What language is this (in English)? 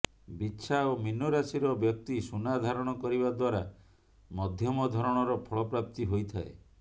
Odia